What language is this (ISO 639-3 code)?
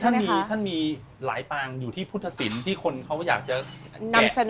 tha